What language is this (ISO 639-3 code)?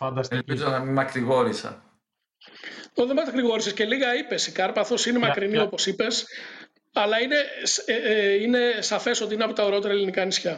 ell